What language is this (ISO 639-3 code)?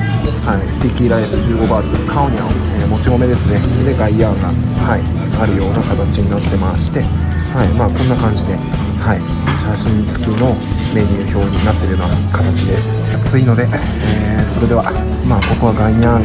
jpn